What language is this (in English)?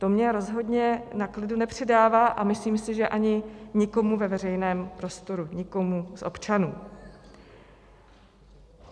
Czech